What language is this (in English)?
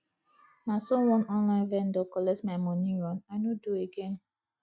Nigerian Pidgin